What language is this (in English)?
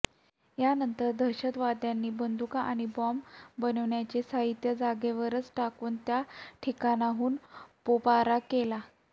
Marathi